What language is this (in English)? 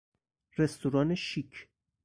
Persian